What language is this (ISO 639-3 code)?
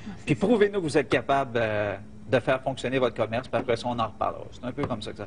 fra